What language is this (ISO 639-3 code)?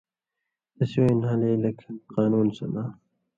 mvy